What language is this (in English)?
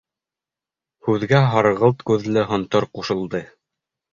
Bashkir